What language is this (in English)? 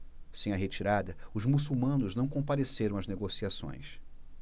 Portuguese